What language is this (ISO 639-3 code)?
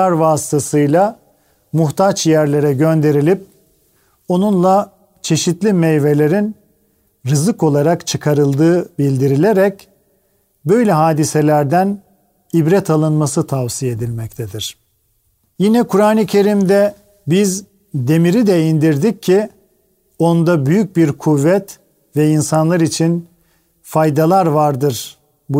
tur